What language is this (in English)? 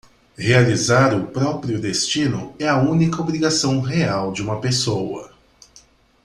Portuguese